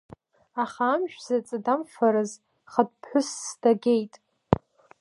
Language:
Abkhazian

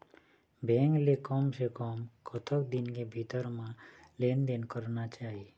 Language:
Chhattisgarhi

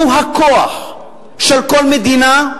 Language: Hebrew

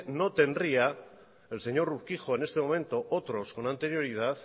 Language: Spanish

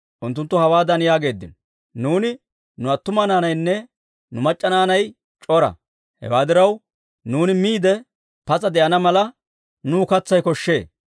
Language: Dawro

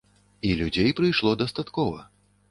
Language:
Belarusian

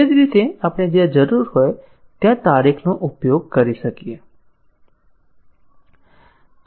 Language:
Gujarati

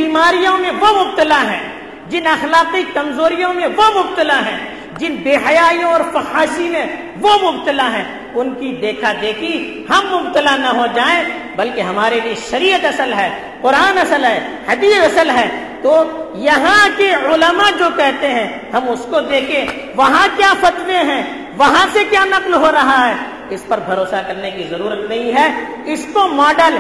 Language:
Urdu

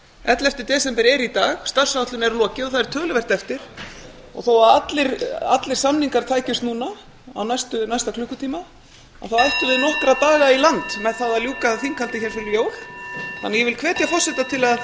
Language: Icelandic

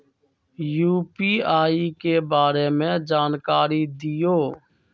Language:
Magahi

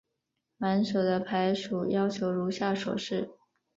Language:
Chinese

